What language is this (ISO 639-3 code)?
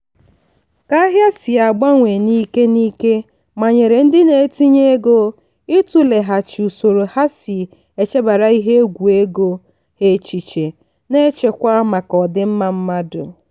ibo